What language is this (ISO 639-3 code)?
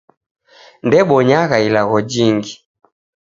dav